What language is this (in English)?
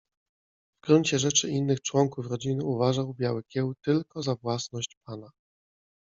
Polish